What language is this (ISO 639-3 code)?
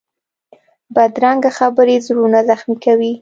pus